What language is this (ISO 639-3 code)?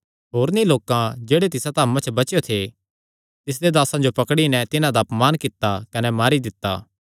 xnr